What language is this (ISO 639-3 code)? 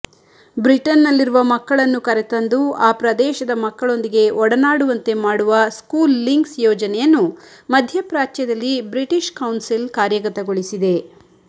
kan